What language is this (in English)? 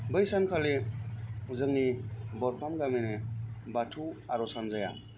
Bodo